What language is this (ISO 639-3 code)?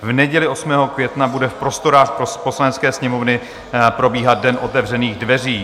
ces